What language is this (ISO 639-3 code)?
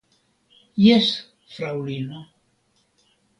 epo